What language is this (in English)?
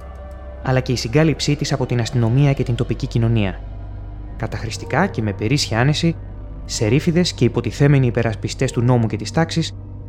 Greek